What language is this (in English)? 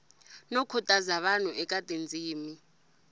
Tsonga